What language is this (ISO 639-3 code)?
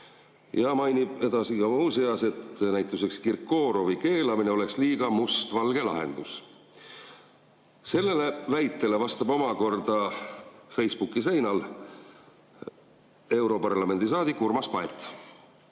est